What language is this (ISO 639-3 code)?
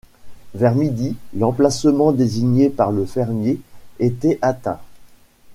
fra